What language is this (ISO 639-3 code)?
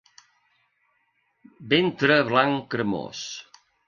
cat